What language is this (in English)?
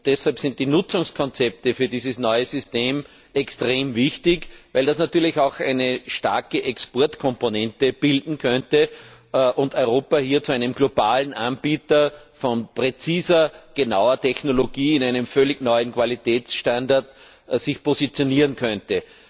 German